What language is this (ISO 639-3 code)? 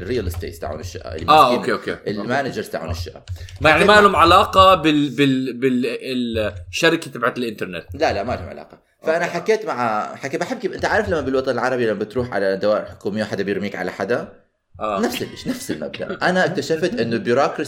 ara